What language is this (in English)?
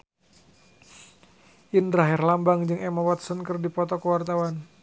Sundanese